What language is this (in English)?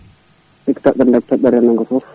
Fula